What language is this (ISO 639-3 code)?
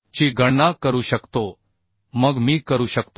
mar